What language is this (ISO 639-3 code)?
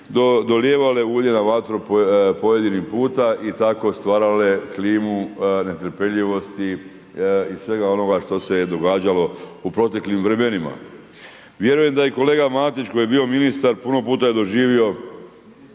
hrv